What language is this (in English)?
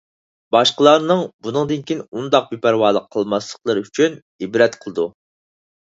Uyghur